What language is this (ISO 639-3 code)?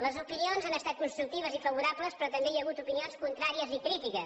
cat